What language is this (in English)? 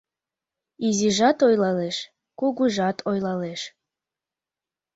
Mari